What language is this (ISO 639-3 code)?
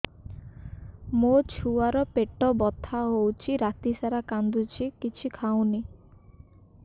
ori